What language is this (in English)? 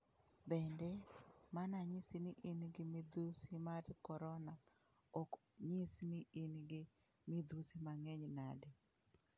Luo (Kenya and Tanzania)